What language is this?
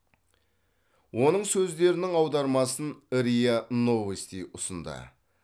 Kazakh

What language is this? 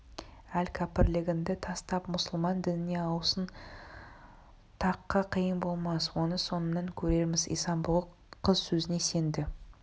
Kazakh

